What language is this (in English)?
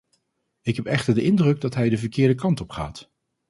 Dutch